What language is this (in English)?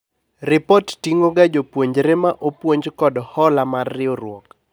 Luo (Kenya and Tanzania)